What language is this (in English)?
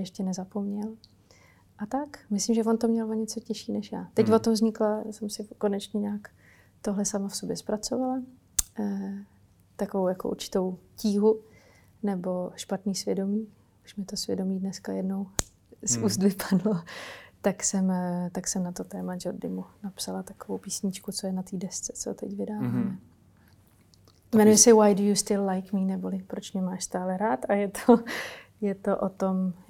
Czech